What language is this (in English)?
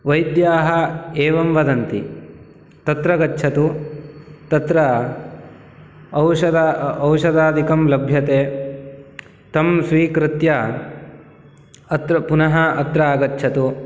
Sanskrit